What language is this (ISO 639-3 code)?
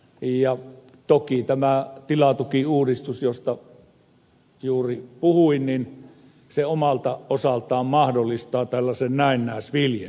fin